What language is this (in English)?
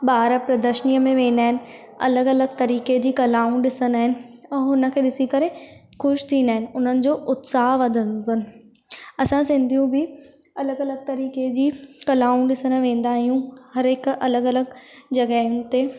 Sindhi